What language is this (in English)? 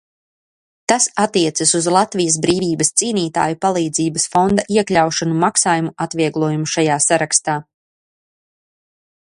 Latvian